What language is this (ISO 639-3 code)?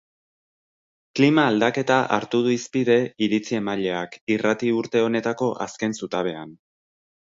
eus